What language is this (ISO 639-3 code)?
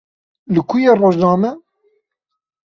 kur